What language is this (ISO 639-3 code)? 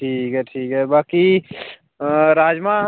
doi